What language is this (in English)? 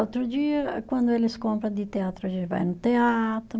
Portuguese